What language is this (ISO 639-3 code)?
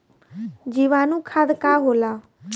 bho